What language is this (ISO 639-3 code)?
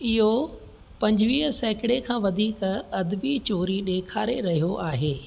snd